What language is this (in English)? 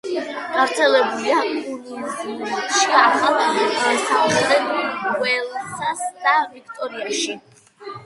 Georgian